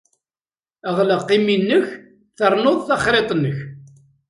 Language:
Kabyle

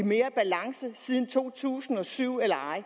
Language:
Danish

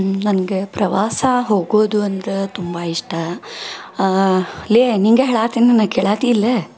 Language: Kannada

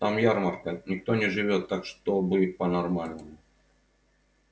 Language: Russian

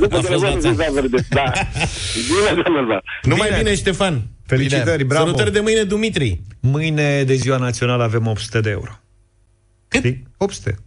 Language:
Romanian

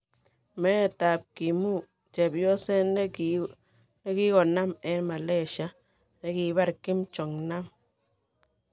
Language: Kalenjin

